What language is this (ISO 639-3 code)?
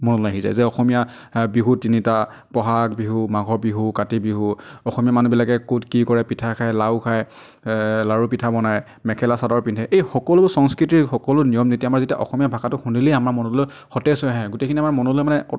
asm